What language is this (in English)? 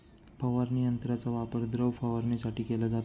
Marathi